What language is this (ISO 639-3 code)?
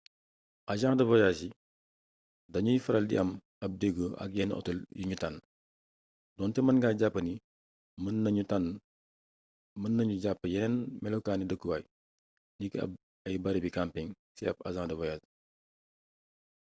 wol